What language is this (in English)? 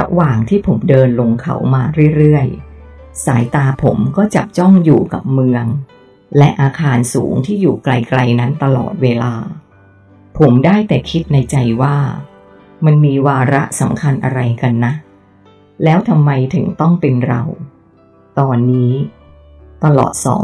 Thai